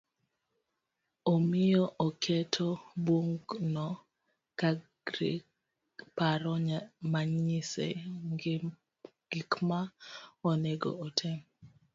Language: Luo (Kenya and Tanzania)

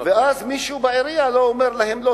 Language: Hebrew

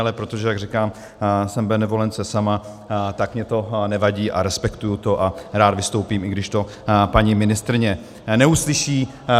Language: Czech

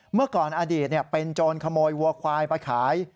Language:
Thai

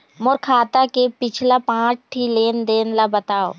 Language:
Chhattisgarhi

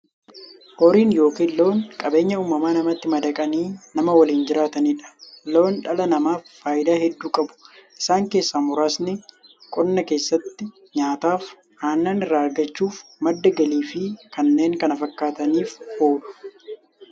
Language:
Oromo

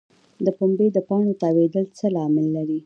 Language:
Pashto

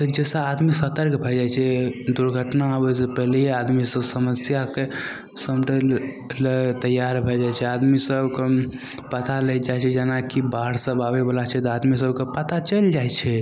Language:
Maithili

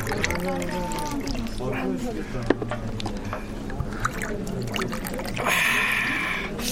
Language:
Korean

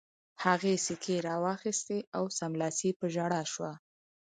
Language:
Pashto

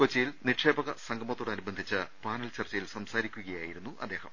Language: Malayalam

